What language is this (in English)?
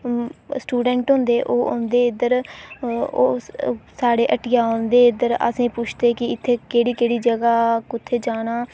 Dogri